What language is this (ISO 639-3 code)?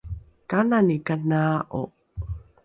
dru